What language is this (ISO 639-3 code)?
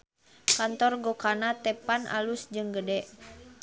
sun